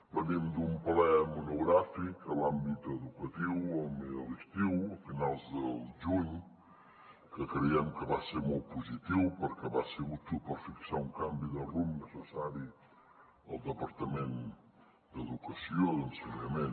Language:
Catalan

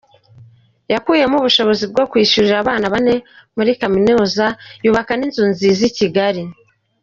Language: Kinyarwanda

